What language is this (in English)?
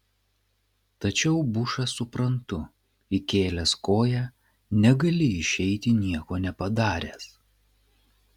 Lithuanian